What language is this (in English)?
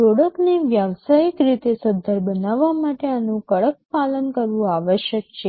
Gujarati